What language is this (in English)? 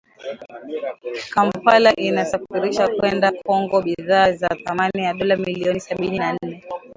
Swahili